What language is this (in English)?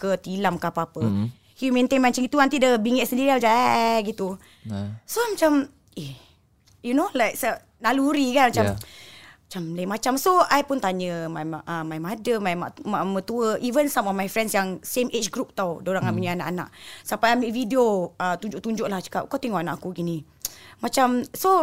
Malay